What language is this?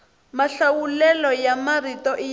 Tsonga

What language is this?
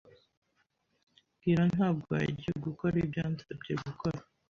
Kinyarwanda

